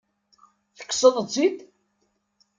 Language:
Kabyle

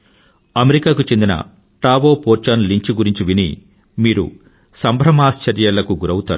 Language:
Telugu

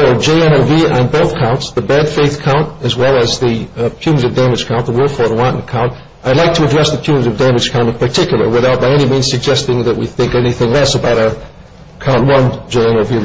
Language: English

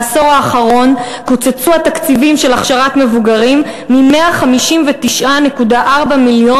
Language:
Hebrew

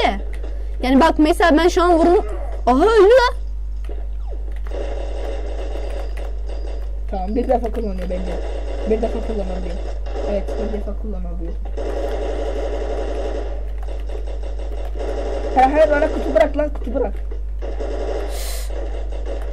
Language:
Turkish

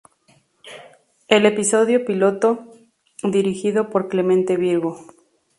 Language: Spanish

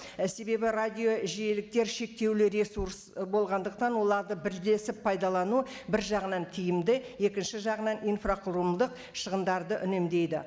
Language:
Kazakh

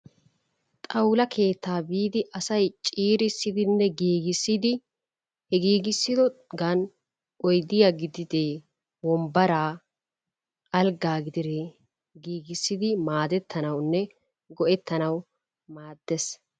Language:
Wolaytta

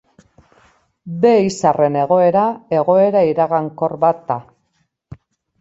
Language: Basque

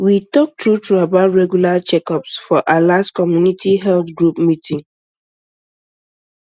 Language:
Nigerian Pidgin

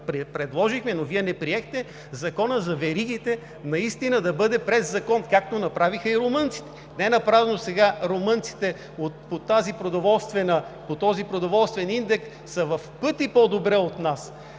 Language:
Bulgarian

